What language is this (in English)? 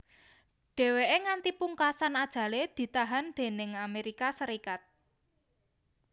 Javanese